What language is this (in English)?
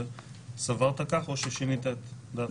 Hebrew